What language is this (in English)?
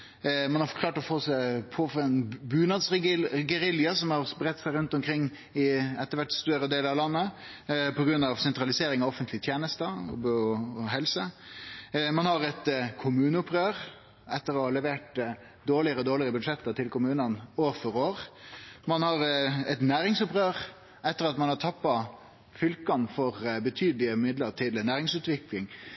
Norwegian Nynorsk